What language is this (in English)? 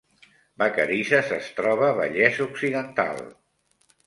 Catalan